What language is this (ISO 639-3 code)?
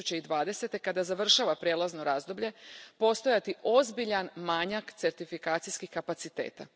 hrv